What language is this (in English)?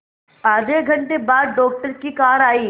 Hindi